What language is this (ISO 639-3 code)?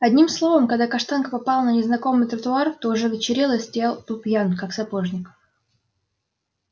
rus